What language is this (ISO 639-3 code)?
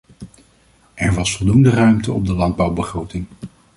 nld